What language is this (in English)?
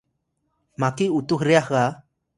Atayal